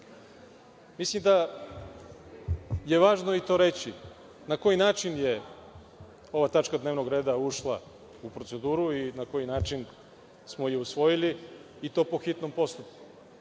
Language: Serbian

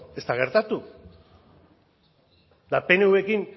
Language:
Basque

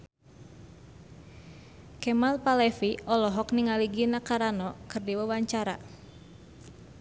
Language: Sundanese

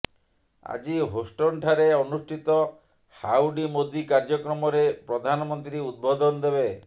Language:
Odia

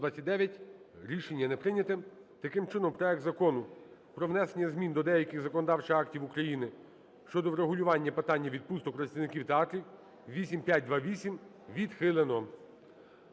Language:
Ukrainian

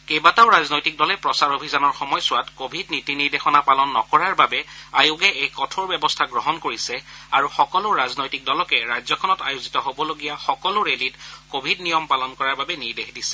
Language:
Assamese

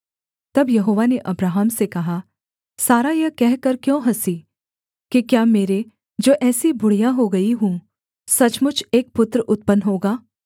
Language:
Hindi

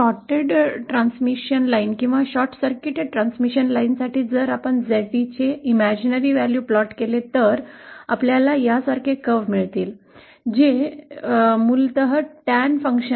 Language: Marathi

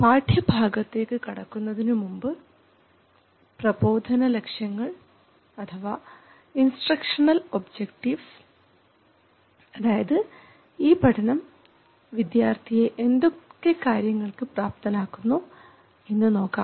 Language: Malayalam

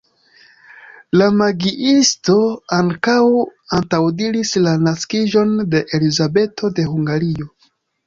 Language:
Esperanto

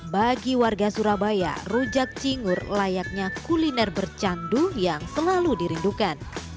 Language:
Indonesian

